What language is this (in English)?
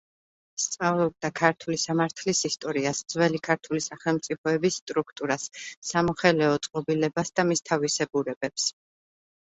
Georgian